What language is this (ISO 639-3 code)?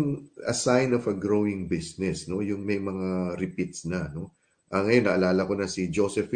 fil